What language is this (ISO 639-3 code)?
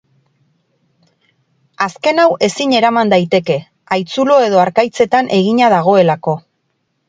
eus